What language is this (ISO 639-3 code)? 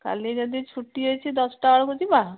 ori